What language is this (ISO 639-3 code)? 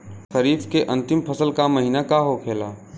bho